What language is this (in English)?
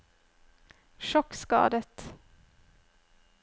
Norwegian